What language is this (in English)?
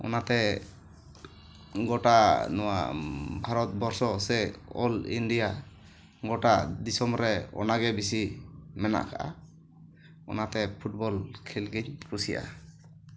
Santali